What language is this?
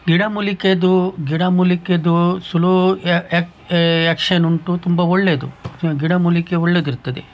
Kannada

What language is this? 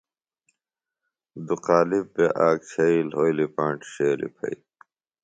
Phalura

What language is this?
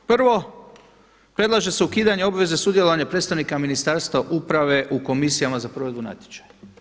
Croatian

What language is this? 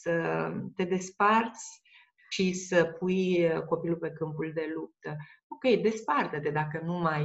Romanian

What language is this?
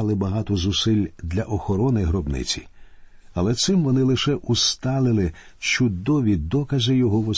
Ukrainian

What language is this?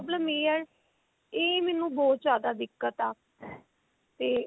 Punjabi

